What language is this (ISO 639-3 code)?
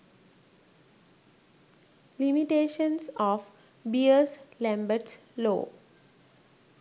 sin